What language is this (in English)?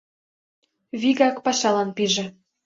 Mari